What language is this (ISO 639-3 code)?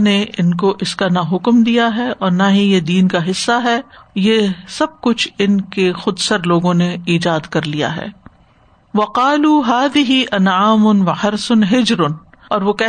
urd